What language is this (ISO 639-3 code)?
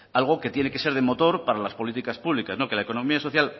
spa